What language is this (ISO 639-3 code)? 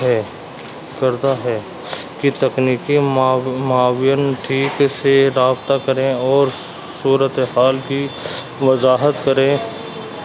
urd